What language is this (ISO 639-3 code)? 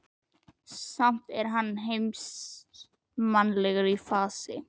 isl